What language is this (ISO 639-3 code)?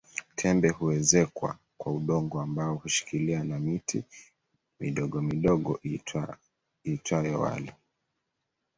swa